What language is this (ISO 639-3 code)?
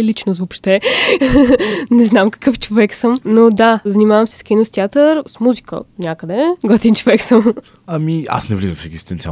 bul